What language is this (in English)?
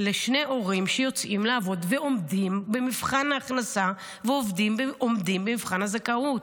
Hebrew